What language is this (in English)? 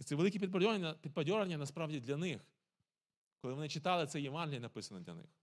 Ukrainian